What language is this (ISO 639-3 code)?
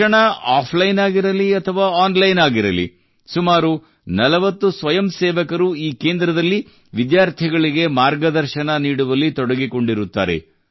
kan